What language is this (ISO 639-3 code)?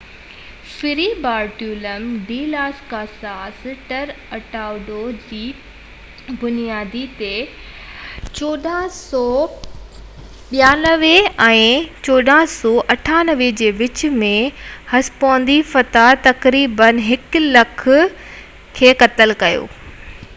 snd